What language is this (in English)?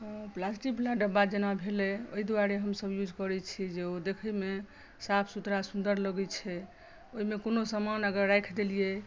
Maithili